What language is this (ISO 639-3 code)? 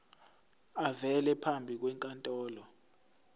zul